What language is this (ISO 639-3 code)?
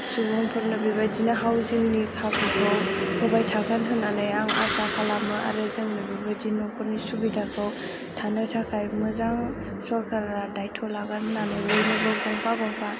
brx